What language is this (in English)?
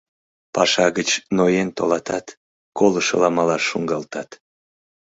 Mari